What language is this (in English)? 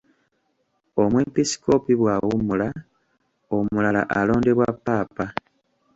Ganda